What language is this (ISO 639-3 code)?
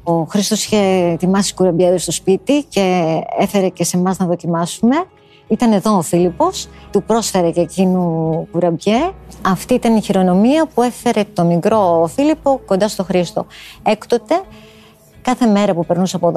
ell